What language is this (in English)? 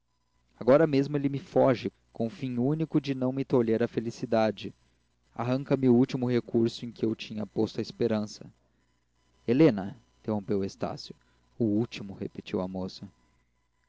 Portuguese